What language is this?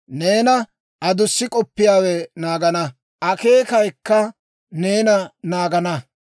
Dawro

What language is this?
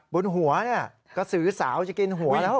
Thai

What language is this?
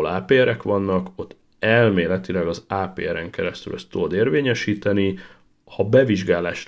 Hungarian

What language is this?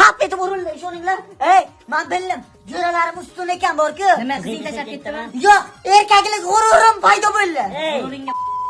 Uzbek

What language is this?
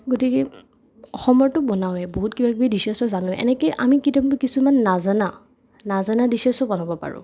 Assamese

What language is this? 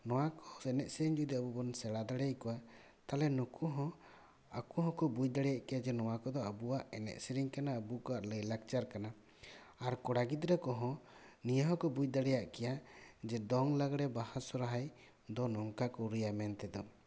Santali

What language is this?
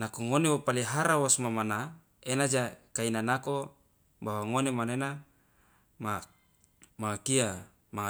Loloda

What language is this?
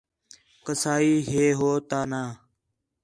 Khetrani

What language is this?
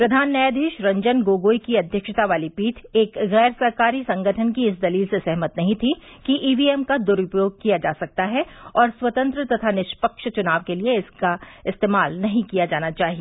Hindi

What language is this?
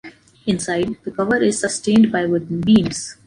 English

